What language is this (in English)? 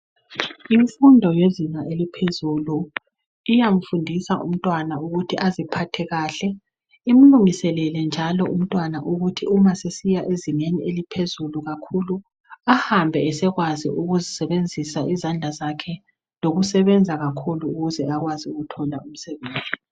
North Ndebele